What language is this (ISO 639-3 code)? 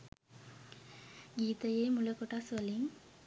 sin